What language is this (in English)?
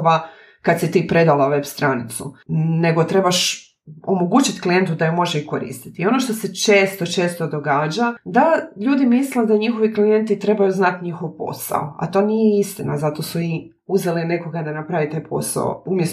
Croatian